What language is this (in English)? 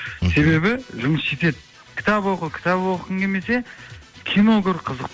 Kazakh